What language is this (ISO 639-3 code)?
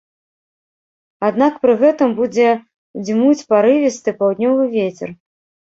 bel